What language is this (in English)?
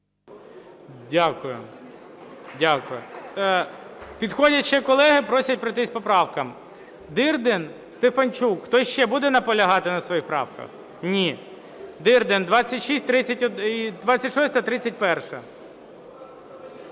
Ukrainian